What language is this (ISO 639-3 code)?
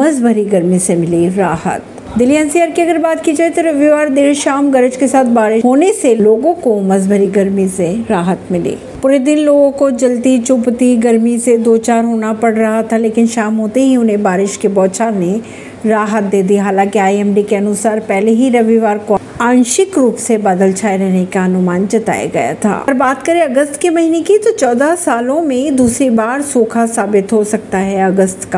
hin